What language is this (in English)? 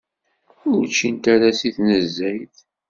Kabyle